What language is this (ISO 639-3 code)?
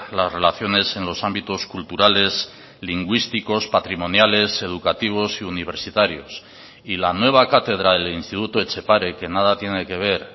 spa